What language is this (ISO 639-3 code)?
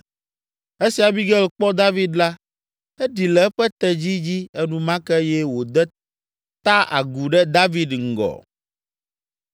ewe